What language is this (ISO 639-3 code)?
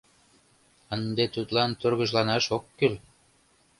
chm